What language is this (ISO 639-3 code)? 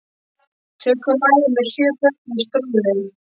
isl